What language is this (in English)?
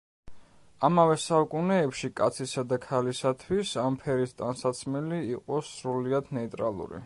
Georgian